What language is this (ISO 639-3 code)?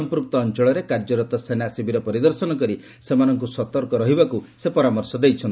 ori